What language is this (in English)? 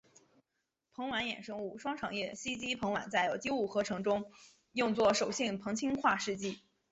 Chinese